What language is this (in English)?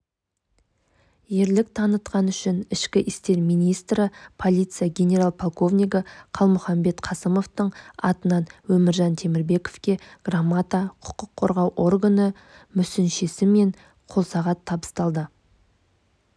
Kazakh